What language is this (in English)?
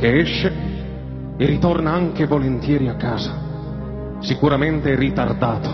Italian